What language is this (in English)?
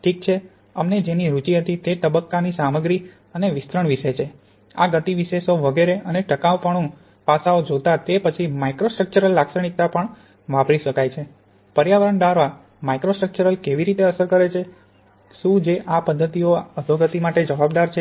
Gujarati